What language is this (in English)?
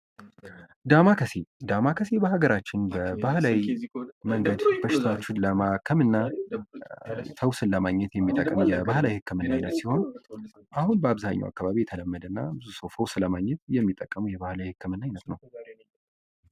Amharic